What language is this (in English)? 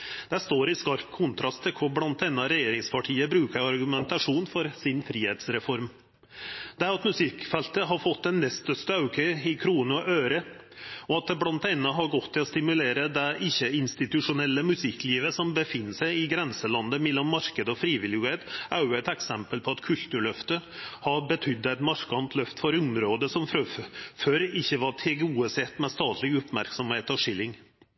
Norwegian Nynorsk